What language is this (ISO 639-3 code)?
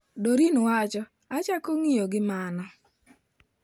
luo